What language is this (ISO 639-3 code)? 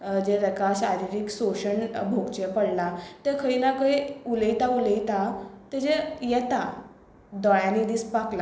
kok